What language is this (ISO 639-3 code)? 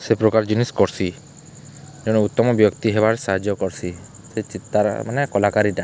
ori